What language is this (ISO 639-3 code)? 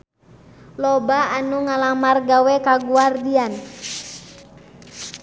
sun